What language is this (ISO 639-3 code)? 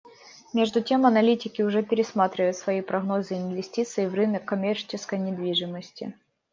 rus